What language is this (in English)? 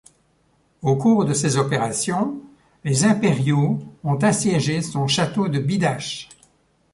French